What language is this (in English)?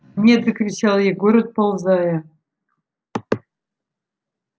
Russian